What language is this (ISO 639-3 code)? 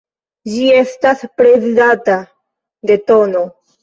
epo